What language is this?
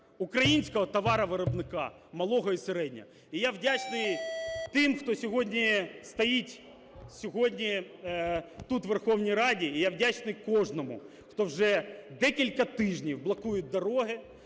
Ukrainian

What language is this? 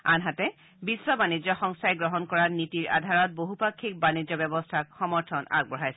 Assamese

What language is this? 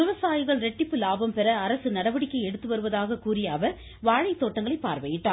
Tamil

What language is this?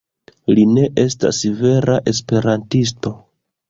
Esperanto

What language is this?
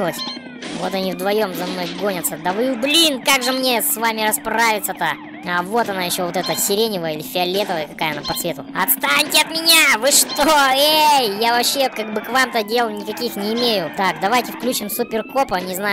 Russian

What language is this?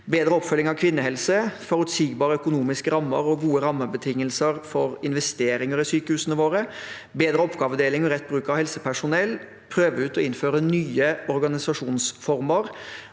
Norwegian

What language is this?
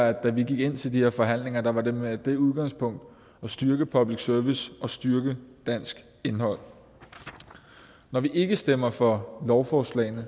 Danish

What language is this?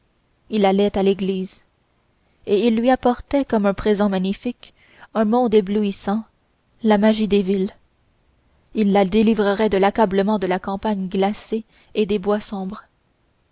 French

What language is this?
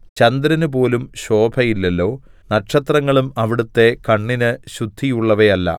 Malayalam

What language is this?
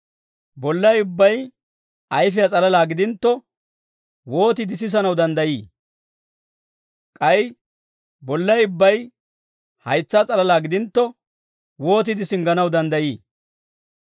Dawro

